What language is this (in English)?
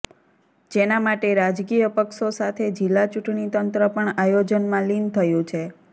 Gujarati